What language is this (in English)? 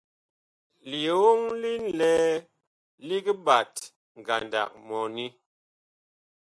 Bakoko